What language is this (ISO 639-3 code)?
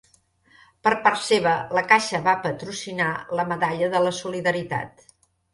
cat